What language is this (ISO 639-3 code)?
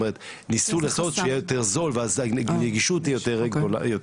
heb